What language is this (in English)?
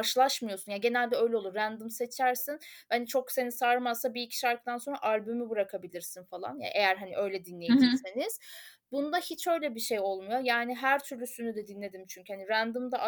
Turkish